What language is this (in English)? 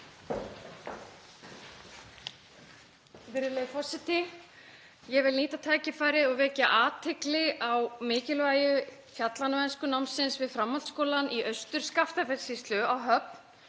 Icelandic